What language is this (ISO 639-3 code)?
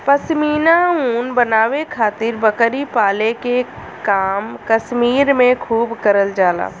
bho